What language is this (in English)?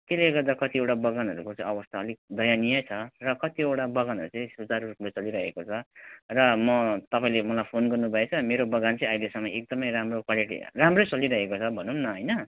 Nepali